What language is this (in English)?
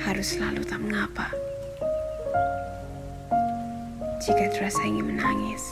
Malay